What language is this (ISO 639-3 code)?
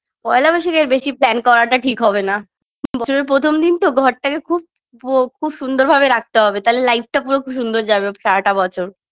ben